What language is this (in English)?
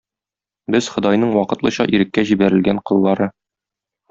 Tatar